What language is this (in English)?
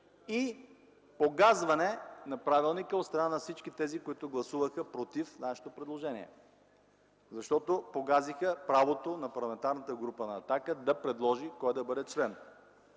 Bulgarian